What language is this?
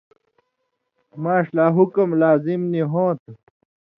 Indus Kohistani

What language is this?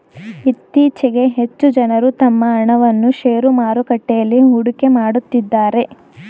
Kannada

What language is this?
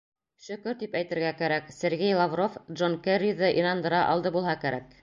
Bashkir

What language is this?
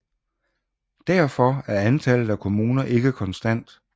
Danish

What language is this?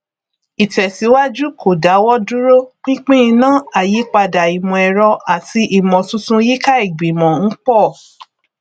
Yoruba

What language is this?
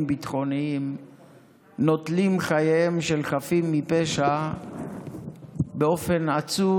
Hebrew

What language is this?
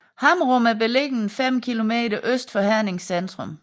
Danish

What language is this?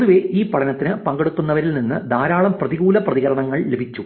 Malayalam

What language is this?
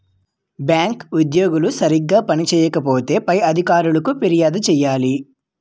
Telugu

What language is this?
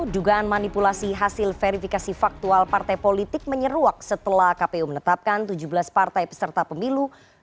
Indonesian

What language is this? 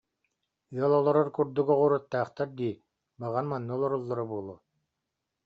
Yakut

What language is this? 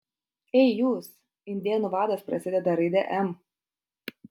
Lithuanian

